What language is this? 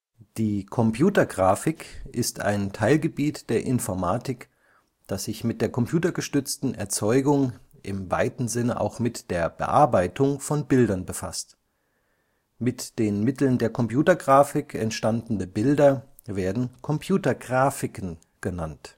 German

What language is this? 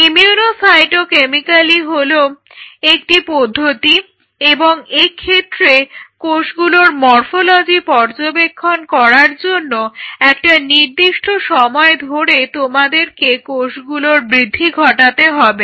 Bangla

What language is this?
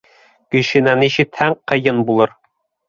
Bashkir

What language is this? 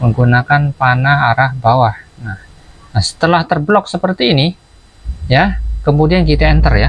Indonesian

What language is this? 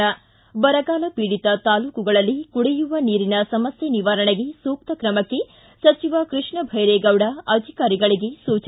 Kannada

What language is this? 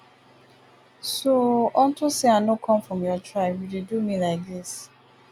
Nigerian Pidgin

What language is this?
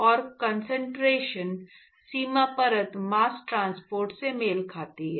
Hindi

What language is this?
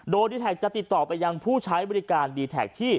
Thai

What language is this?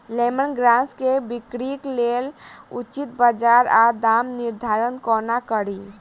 Maithili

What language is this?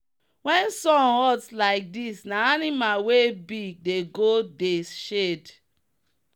Nigerian Pidgin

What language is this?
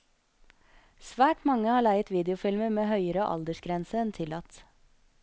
Norwegian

